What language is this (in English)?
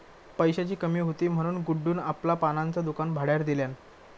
Marathi